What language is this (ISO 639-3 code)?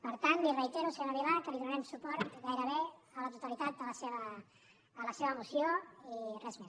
cat